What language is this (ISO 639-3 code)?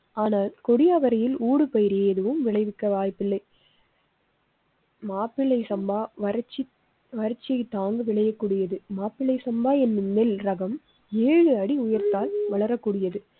tam